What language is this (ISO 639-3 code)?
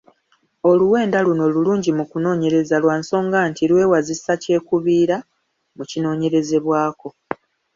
lug